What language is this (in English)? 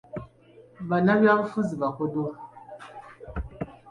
Ganda